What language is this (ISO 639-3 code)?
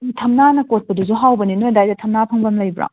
mni